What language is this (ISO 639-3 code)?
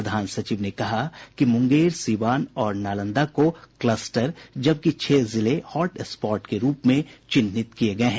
hin